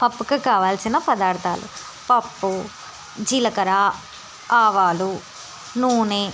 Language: Telugu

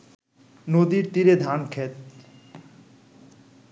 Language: Bangla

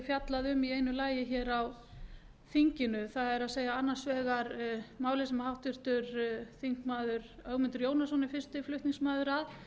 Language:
Icelandic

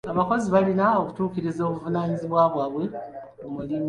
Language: Ganda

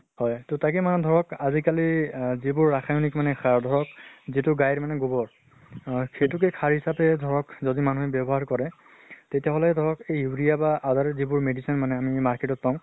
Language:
Assamese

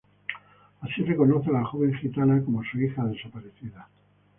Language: Spanish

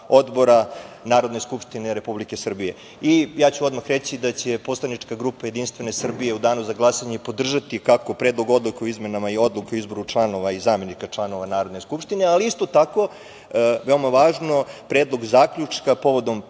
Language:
Serbian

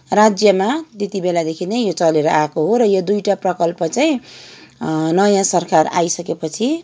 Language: Nepali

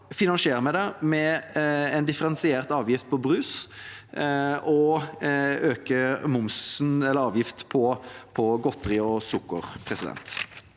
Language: Norwegian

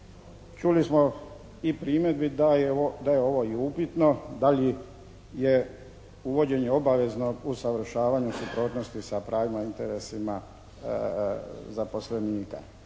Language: Croatian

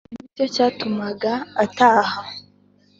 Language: Kinyarwanda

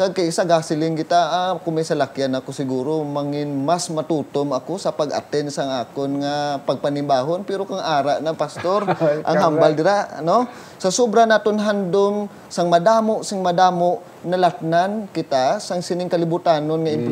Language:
Filipino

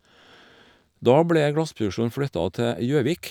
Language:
Norwegian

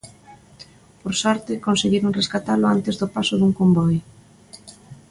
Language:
Galician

